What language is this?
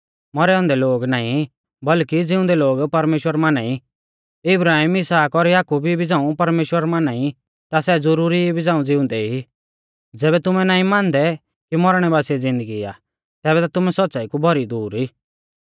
Mahasu Pahari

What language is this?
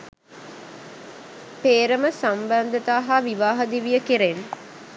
Sinhala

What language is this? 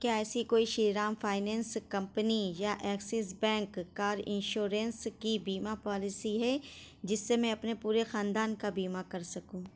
Urdu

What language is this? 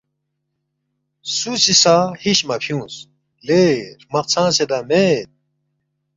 Balti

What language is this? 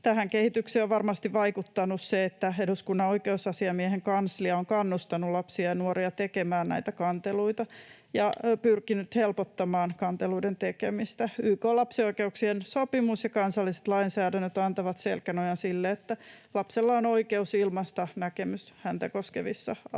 Finnish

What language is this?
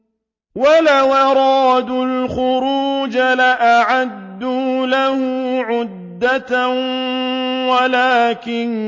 Arabic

